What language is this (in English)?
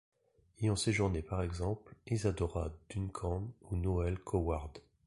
French